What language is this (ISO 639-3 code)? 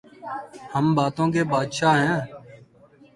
urd